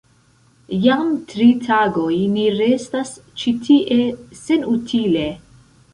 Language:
Esperanto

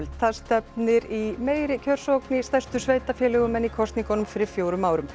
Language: Icelandic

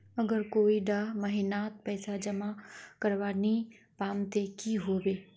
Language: Magahi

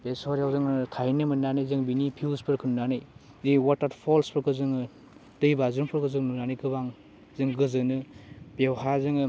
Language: Bodo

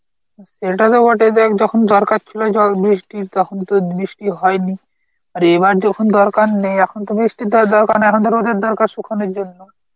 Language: Bangla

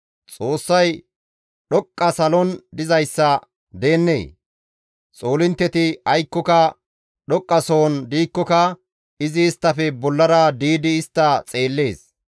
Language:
Gamo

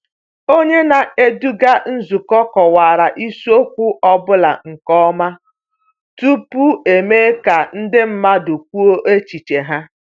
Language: Igbo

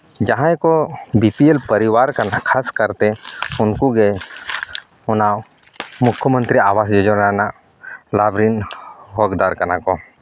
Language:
Santali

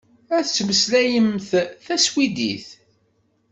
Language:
Kabyle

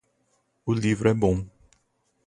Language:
Portuguese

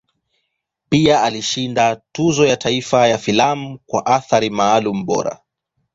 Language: Swahili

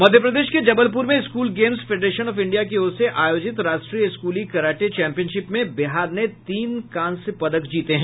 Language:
Hindi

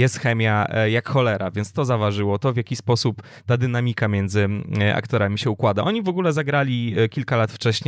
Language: Polish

